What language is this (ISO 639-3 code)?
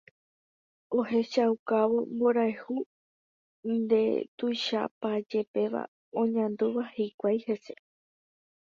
grn